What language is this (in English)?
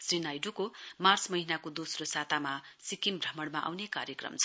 Nepali